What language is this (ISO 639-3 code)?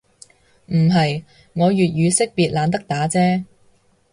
yue